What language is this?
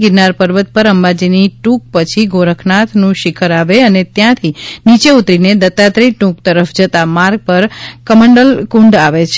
Gujarati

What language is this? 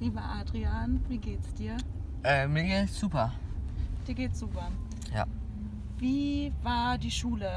German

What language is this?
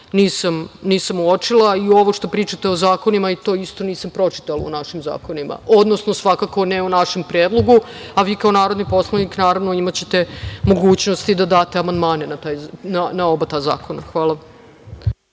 Serbian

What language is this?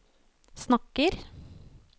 Norwegian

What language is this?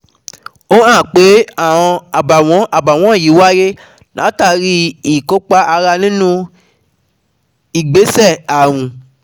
Yoruba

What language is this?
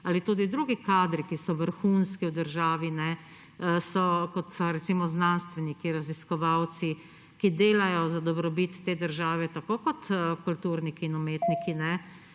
Slovenian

